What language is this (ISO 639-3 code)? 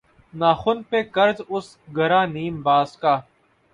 urd